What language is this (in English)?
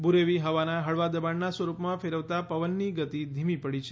Gujarati